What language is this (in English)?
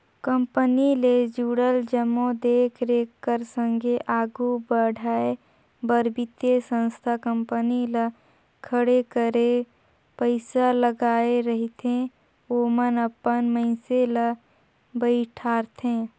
Chhattisgarhi